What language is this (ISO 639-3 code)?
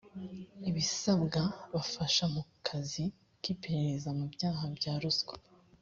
kin